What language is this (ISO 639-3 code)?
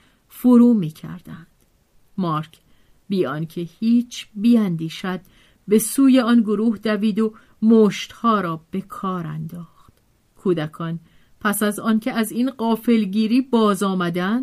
fas